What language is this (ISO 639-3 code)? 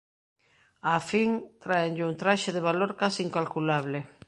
glg